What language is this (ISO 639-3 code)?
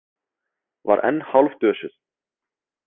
isl